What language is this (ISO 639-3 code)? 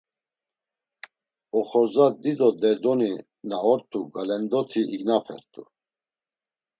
lzz